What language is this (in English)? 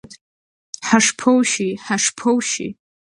Abkhazian